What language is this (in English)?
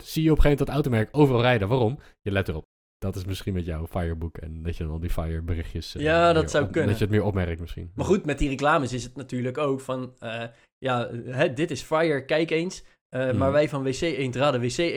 Dutch